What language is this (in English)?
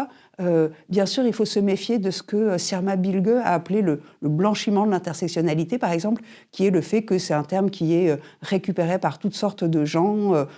French